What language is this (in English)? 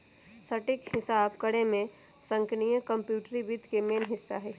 Magahi